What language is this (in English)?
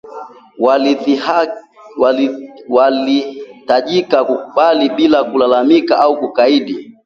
Swahili